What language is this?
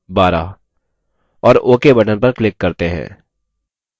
Hindi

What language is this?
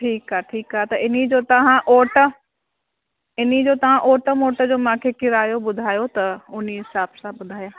Sindhi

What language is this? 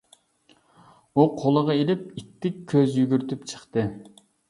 Uyghur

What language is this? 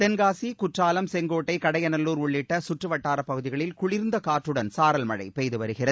Tamil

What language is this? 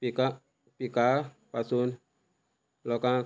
Konkani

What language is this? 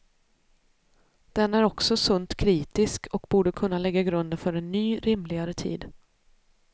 Swedish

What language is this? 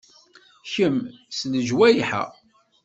Kabyle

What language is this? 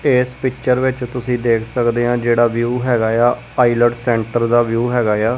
Punjabi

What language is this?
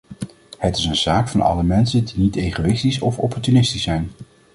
Dutch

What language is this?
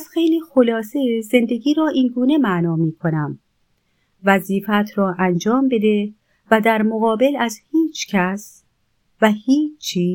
Persian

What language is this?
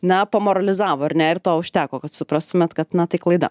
Lithuanian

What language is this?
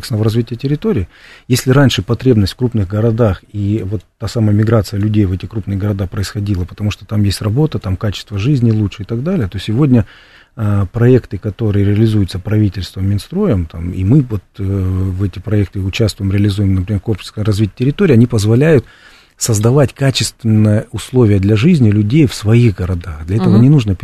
Russian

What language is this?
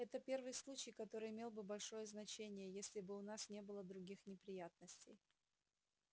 Russian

